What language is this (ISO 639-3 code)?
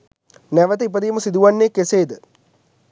sin